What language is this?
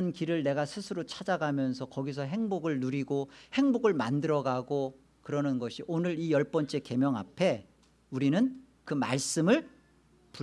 Korean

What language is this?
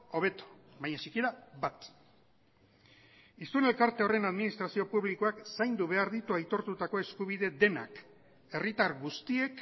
Basque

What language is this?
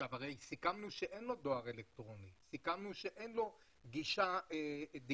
Hebrew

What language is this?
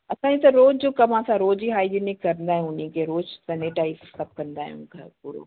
Sindhi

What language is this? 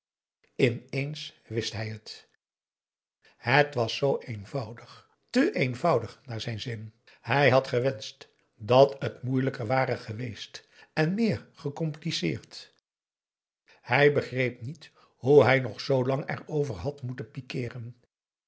Dutch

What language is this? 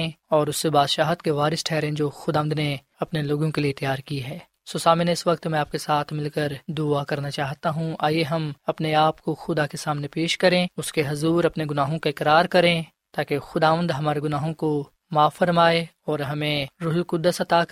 Urdu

